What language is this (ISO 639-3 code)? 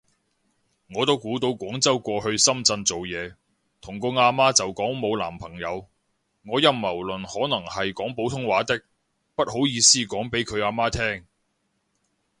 yue